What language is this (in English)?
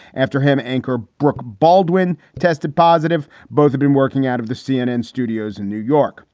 English